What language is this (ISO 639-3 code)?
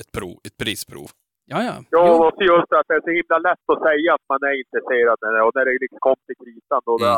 swe